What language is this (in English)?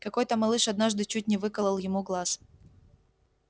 Russian